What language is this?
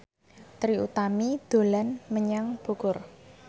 Javanese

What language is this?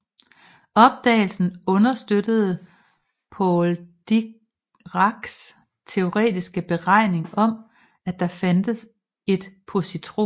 Danish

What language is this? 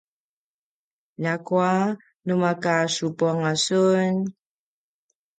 Paiwan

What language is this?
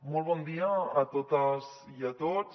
Catalan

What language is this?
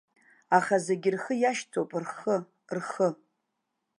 Abkhazian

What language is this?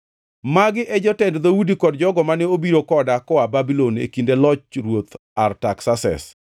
Luo (Kenya and Tanzania)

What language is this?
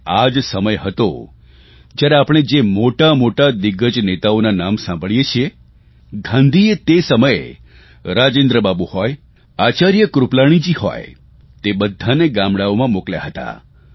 Gujarati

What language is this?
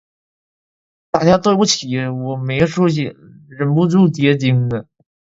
Chinese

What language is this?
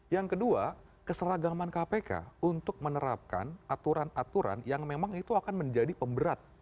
Indonesian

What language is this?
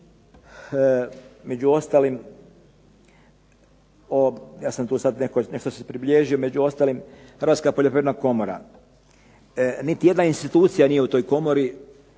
Croatian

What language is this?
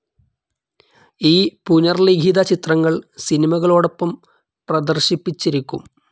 Malayalam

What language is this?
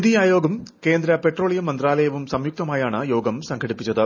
Malayalam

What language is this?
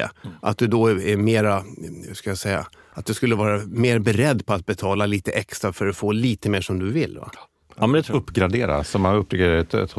Swedish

